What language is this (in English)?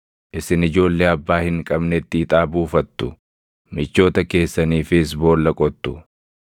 Oromo